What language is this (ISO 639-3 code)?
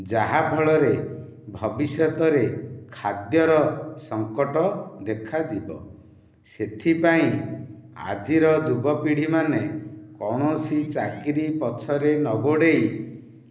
ori